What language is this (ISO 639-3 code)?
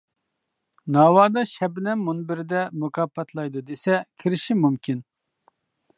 uig